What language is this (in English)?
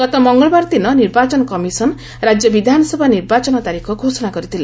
Odia